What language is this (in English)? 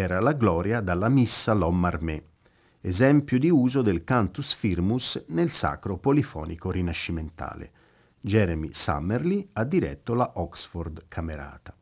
Italian